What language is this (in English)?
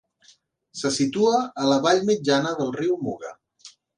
Catalan